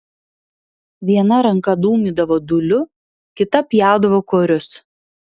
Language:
Lithuanian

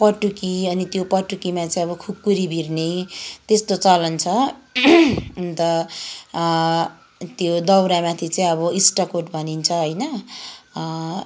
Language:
Nepali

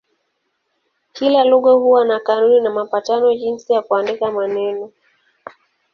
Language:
Swahili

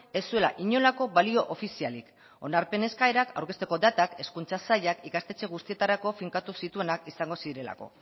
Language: Basque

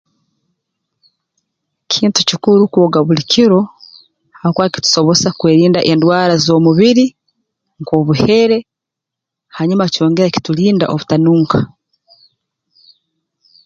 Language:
Tooro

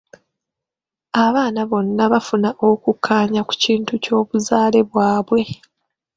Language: Ganda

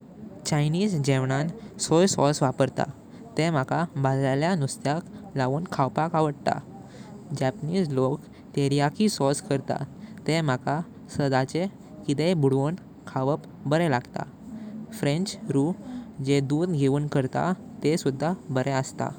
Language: Konkani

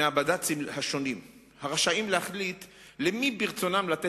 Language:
Hebrew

